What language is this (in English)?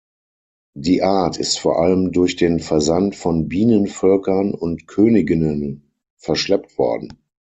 German